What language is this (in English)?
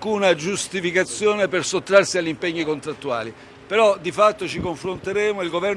Italian